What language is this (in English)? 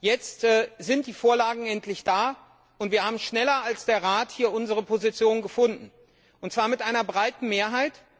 German